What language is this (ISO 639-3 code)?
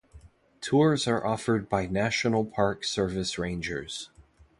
eng